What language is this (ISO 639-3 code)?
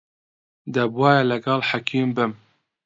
ckb